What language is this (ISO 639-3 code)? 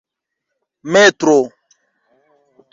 epo